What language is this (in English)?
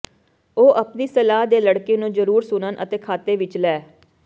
Punjabi